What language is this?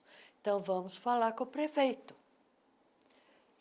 Portuguese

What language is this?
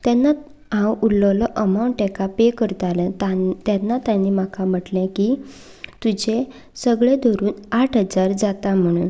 Konkani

